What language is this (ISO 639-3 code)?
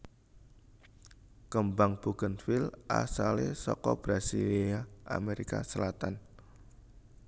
jav